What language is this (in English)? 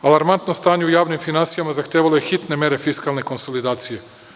Serbian